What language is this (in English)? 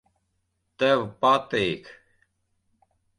Latvian